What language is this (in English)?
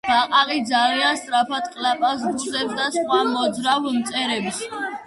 Georgian